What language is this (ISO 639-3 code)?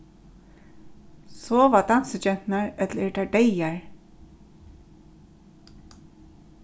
fao